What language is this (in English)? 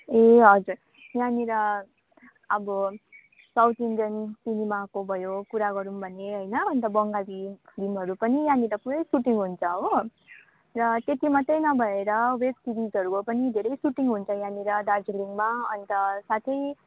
Nepali